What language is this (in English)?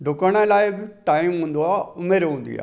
Sindhi